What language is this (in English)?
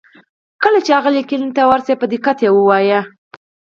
Pashto